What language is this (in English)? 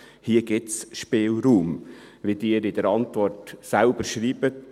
Swiss German